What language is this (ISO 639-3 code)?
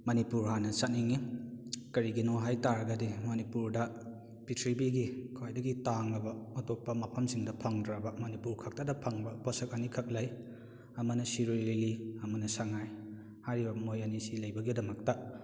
mni